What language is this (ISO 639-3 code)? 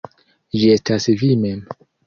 epo